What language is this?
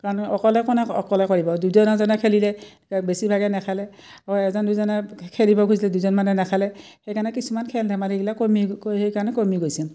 Assamese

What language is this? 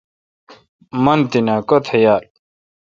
Kalkoti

